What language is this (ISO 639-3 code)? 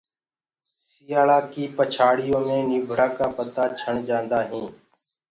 ggg